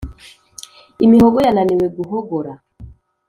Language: Kinyarwanda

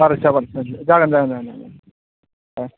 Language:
Bodo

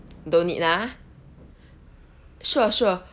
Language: English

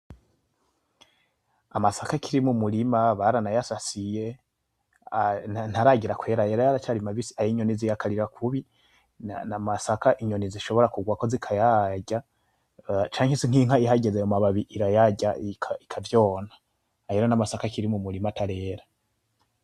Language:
Rundi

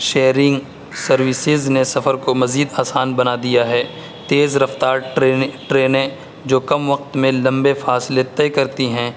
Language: Urdu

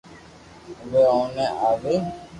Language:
Loarki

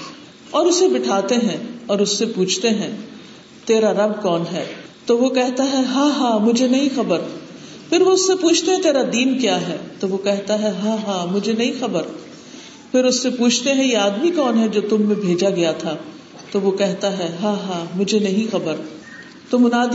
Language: Urdu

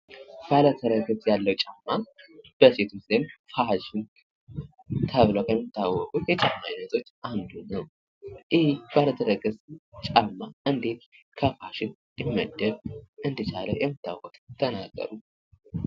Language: Amharic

